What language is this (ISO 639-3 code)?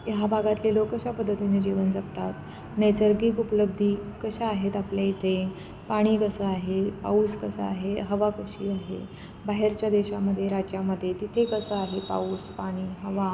mar